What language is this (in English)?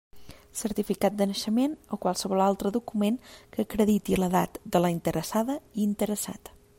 Catalan